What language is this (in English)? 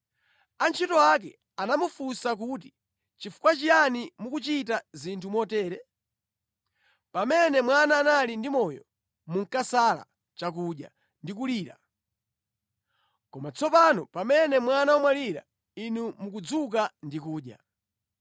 Nyanja